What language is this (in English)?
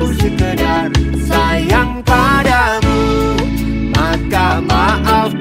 Indonesian